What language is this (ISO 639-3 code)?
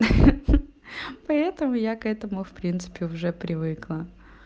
rus